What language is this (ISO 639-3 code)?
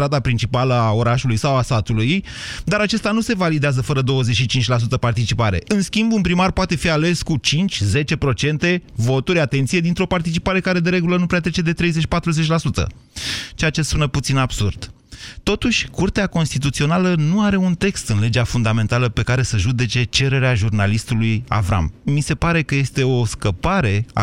ron